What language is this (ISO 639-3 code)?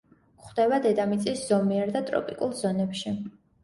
kat